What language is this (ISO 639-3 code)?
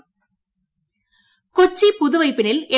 mal